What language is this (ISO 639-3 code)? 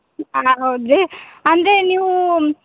kan